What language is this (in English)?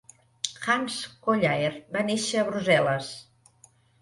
Catalan